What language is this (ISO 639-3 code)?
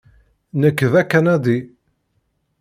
kab